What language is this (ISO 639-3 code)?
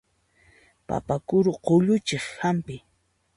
qxp